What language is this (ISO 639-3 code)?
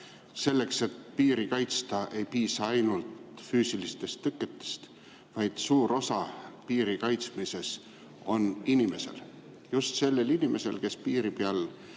est